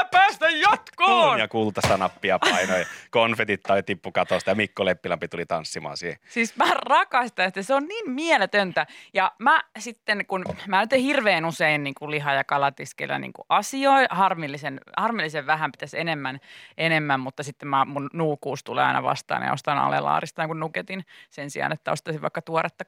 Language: Finnish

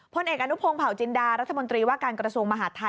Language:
Thai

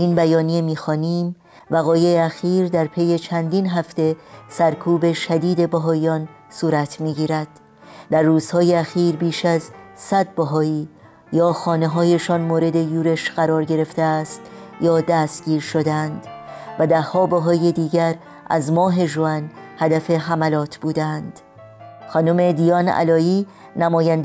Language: Persian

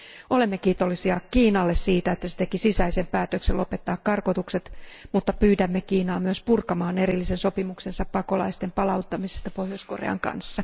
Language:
Finnish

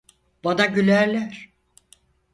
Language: Turkish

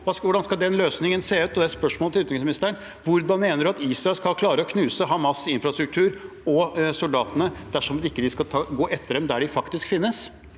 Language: Norwegian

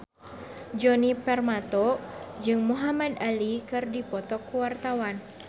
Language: Sundanese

